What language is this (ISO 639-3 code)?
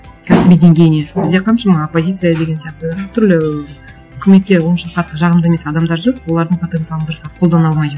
kaz